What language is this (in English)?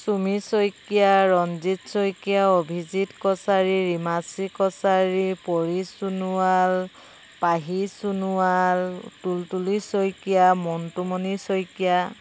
Assamese